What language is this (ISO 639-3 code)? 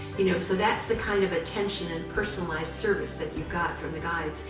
eng